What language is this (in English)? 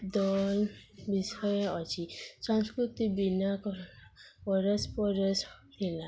Odia